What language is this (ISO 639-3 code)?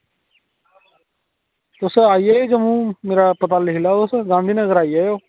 doi